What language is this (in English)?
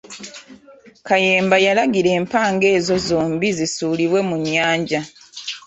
Ganda